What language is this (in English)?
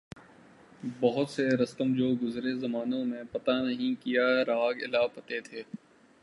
Urdu